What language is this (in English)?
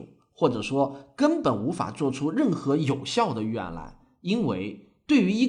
Chinese